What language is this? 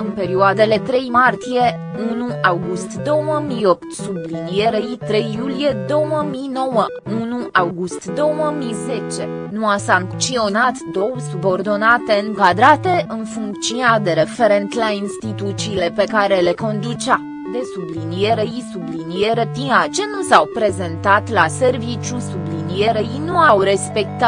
Romanian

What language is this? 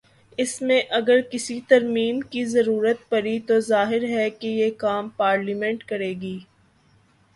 Urdu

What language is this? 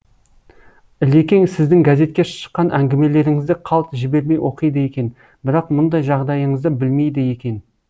Kazakh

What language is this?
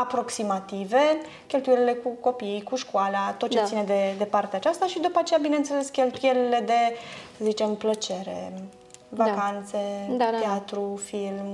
Romanian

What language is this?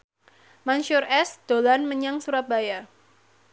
Javanese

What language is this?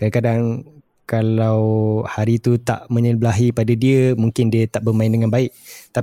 Malay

